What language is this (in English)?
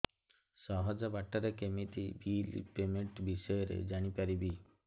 Odia